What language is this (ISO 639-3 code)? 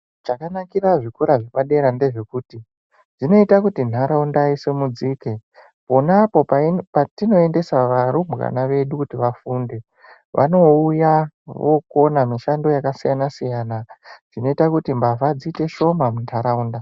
ndc